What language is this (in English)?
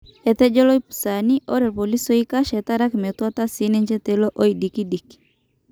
Masai